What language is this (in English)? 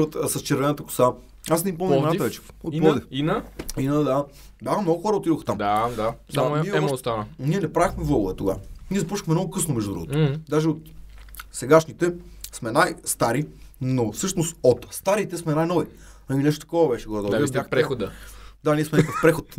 Bulgarian